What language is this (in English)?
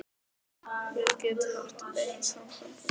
Icelandic